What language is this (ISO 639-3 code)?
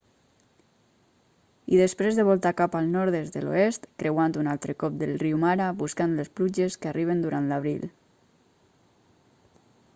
cat